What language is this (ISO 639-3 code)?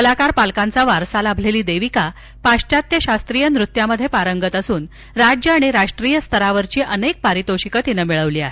mar